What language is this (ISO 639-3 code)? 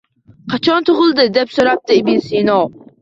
uzb